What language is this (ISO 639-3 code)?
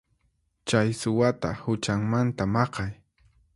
qxp